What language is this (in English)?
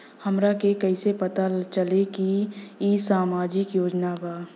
Bhojpuri